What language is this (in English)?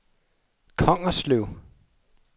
Danish